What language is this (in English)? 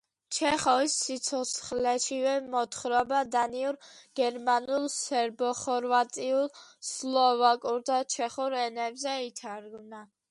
Georgian